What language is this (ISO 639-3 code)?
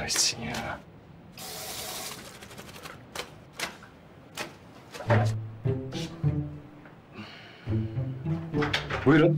tur